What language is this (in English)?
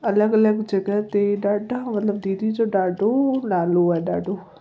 Sindhi